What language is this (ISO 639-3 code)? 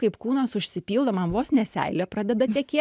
lit